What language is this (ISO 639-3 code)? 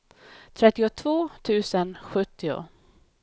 swe